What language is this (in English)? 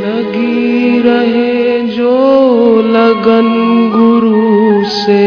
Hindi